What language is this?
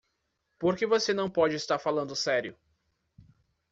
Portuguese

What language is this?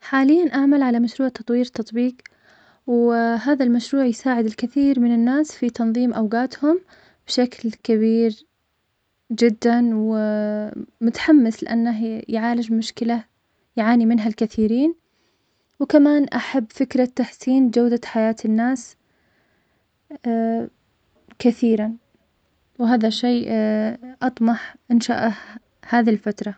Omani Arabic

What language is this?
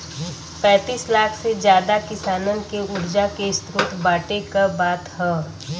Bhojpuri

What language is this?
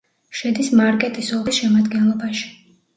Georgian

